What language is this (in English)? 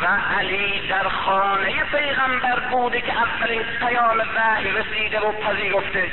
Persian